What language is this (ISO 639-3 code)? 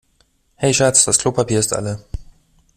deu